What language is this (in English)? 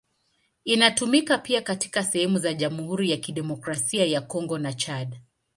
Swahili